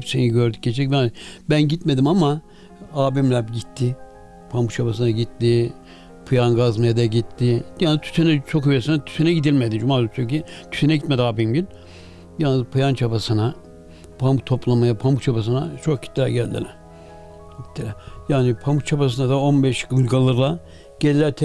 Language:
Turkish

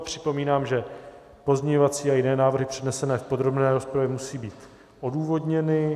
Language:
Czech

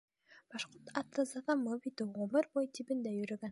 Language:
Bashkir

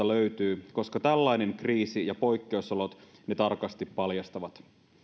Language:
Finnish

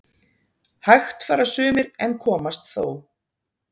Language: Icelandic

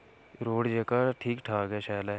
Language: Dogri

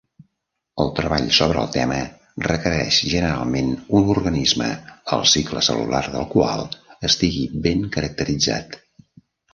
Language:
Catalan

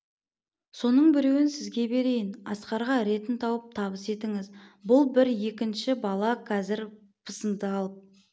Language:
Kazakh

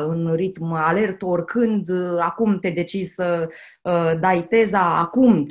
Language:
Romanian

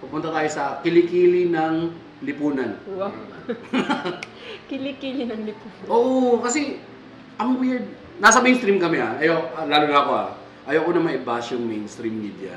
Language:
Filipino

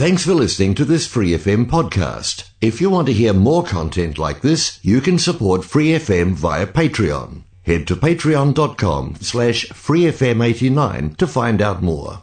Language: Korean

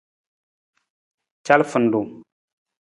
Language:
Nawdm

